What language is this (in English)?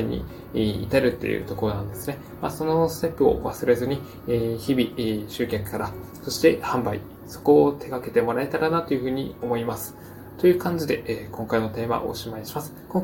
Japanese